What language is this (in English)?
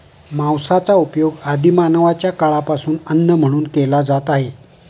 Marathi